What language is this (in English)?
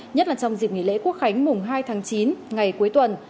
Vietnamese